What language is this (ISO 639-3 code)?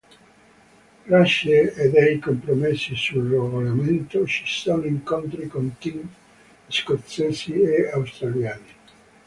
ita